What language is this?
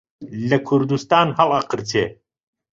Central Kurdish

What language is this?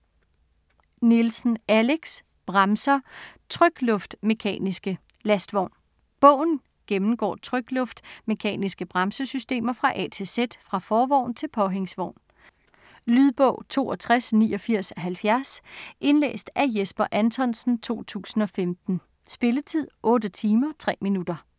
Danish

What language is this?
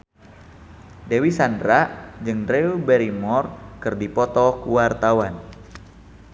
Sundanese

